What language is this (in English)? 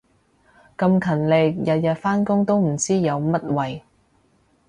Cantonese